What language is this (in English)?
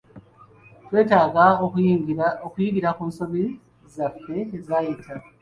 Ganda